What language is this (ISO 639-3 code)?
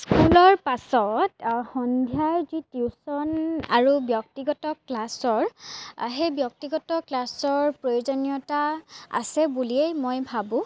asm